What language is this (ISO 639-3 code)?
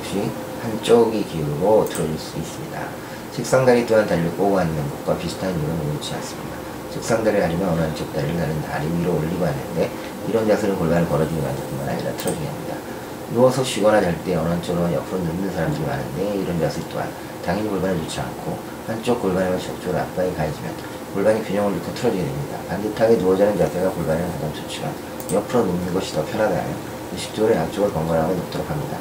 kor